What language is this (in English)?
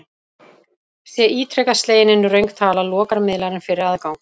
Icelandic